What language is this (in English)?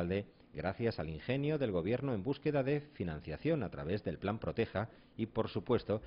Spanish